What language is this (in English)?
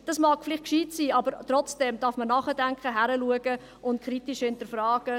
Swiss German